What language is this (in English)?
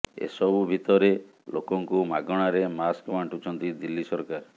Odia